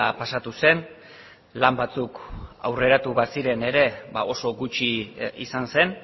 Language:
Basque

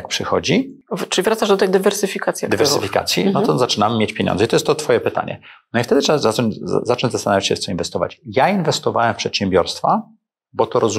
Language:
Polish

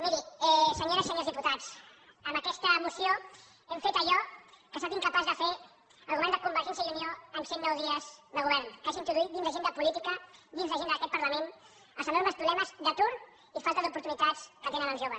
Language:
Catalan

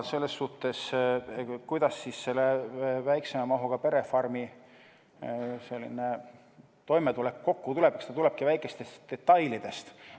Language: Estonian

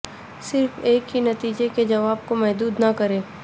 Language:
Urdu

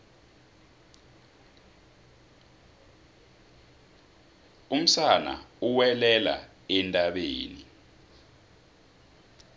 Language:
South Ndebele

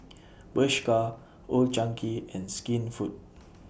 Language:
English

